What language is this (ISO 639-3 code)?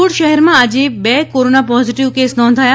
guj